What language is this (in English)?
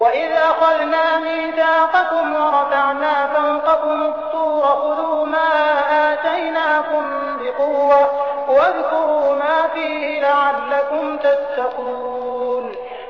Arabic